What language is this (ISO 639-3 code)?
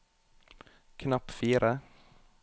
nor